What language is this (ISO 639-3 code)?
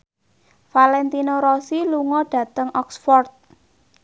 jav